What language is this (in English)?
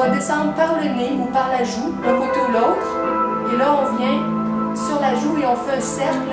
French